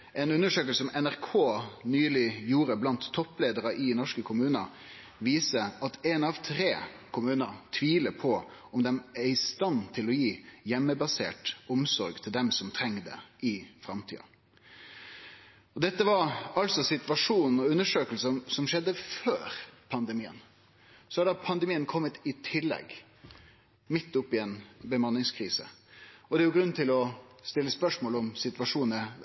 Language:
Norwegian Nynorsk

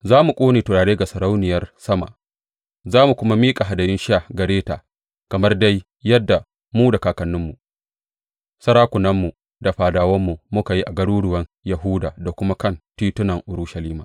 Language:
Hausa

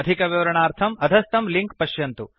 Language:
Sanskrit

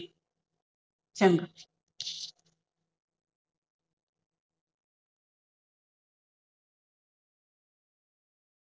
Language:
Punjabi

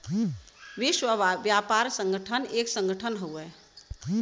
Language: Bhojpuri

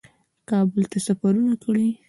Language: Pashto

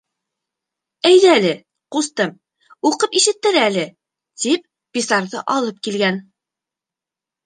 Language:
Bashkir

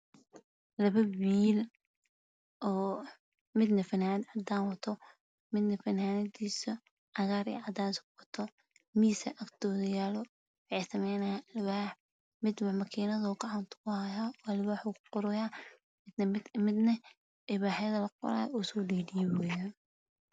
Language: Somali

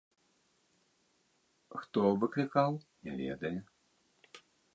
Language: Belarusian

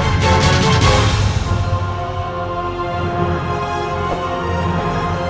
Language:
Indonesian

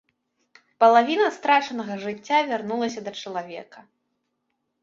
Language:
Belarusian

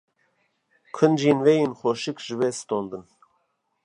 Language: Kurdish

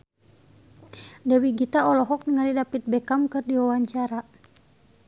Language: Sundanese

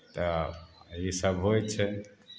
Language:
Maithili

